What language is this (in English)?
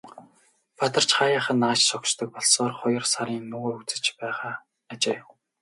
Mongolian